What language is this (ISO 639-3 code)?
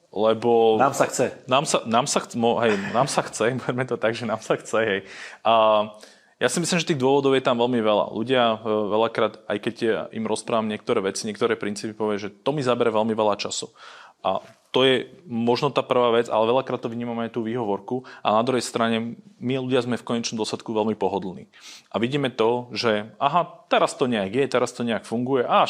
slk